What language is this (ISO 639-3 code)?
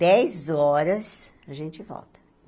por